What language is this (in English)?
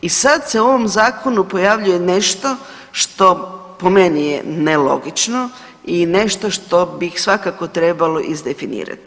Croatian